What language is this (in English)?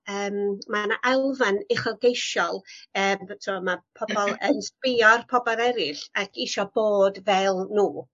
Welsh